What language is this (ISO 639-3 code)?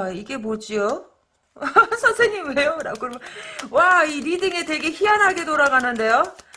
kor